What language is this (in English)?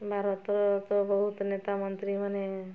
Odia